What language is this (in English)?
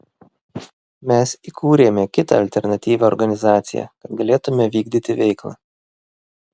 Lithuanian